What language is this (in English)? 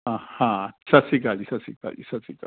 Punjabi